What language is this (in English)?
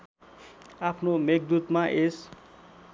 Nepali